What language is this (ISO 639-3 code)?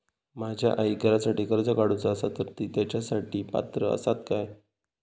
mar